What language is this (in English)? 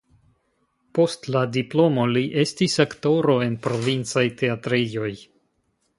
Esperanto